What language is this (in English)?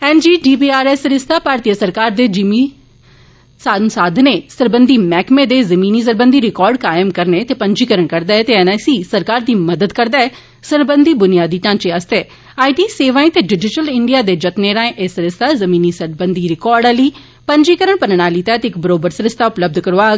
Dogri